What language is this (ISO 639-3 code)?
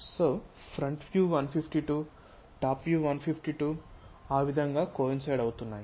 tel